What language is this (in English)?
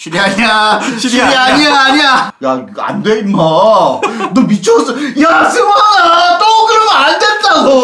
Korean